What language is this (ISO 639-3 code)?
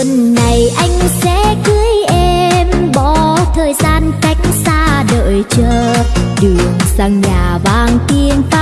vie